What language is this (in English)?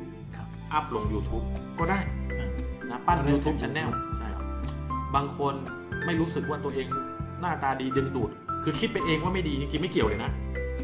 Thai